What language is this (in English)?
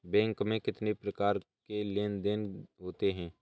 Hindi